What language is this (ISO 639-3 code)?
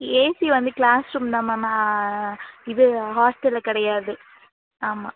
tam